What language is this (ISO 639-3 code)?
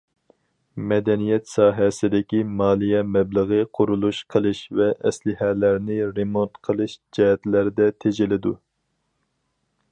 uig